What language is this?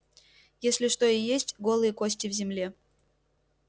Russian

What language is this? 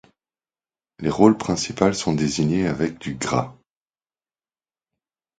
French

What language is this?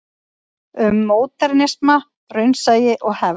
Icelandic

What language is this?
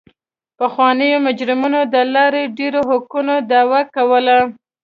Pashto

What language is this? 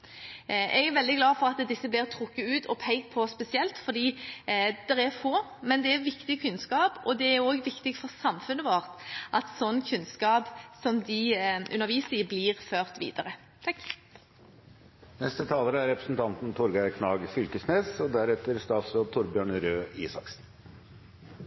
Norwegian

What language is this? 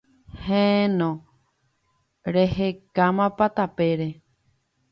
Guarani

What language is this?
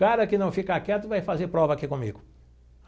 Portuguese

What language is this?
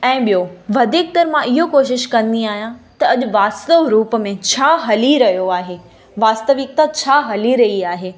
Sindhi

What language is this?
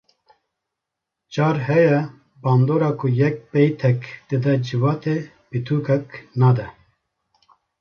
Kurdish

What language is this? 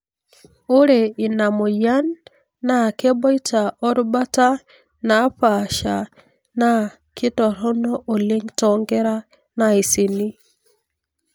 Masai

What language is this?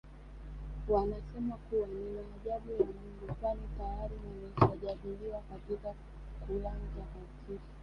Swahili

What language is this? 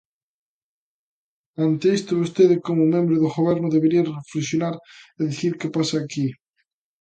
Galician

